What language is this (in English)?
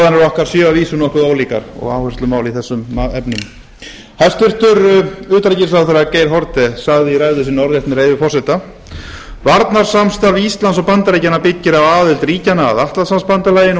Icelandic